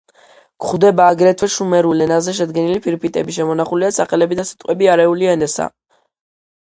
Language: Georgian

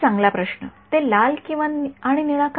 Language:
Marathi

